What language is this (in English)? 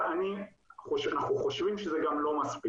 Hebrew